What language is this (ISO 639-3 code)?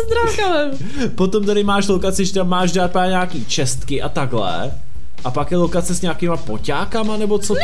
ces